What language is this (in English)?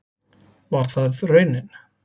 Icelandic